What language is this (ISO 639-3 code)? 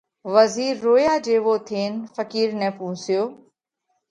kvx